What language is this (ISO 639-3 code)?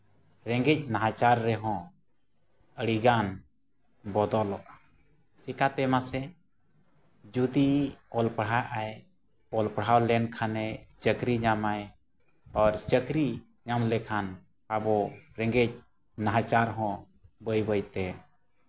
sat